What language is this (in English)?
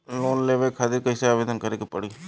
Bhojpuri